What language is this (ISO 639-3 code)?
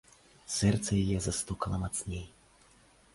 bel